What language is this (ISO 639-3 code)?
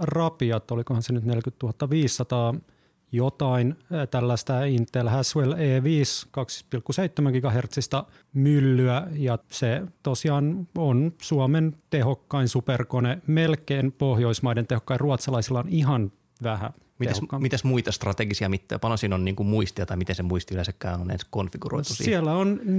fin